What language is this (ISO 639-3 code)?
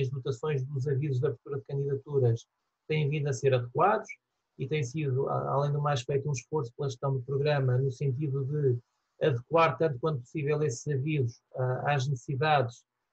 por